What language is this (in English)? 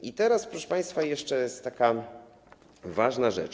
Polish